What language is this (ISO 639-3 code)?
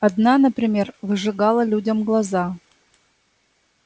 rus